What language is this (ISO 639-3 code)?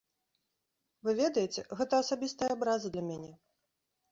bel